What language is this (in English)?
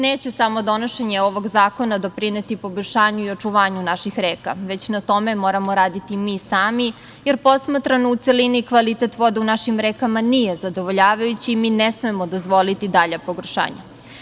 Serbian